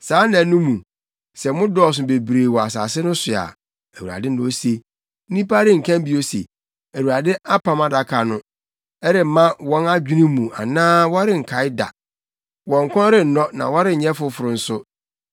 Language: Akan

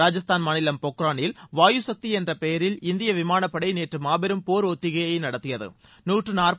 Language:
Tamil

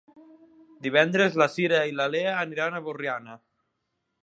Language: Catalan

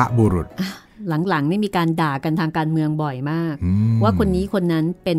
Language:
Thai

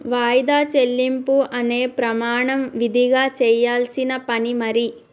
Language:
Telugu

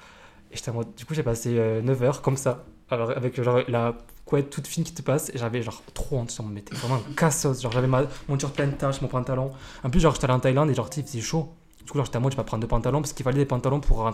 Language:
French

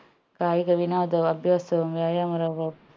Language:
Malayalam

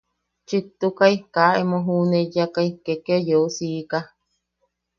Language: Yaqui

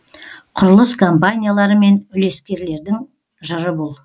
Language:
Kazakh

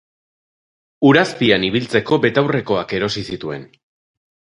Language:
Basque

